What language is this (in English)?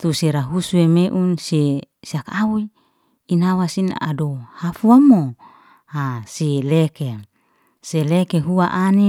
Liana-Seti